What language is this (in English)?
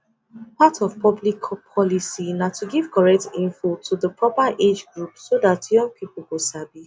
Nigerian Pidgin